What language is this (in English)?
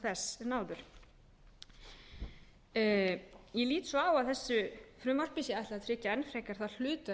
Icelandic